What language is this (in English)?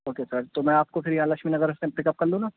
Urdu